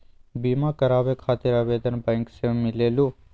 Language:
Magahi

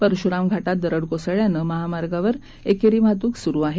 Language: Marathi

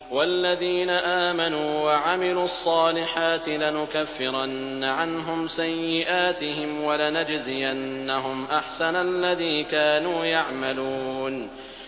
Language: Arabic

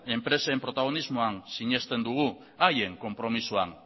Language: Basque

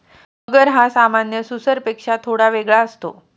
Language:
Marathi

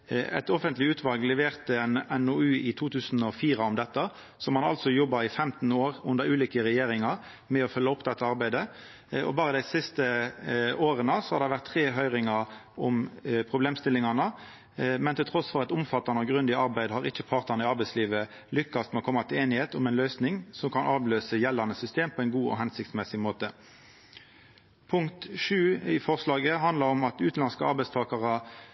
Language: Norwegian Nynorsk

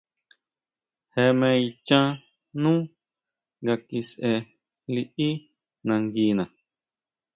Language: Huautla Mazatec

